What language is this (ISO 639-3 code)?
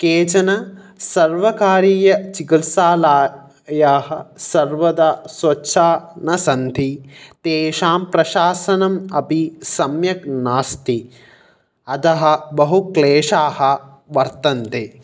san